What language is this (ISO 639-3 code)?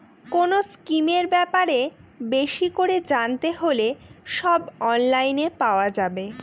ben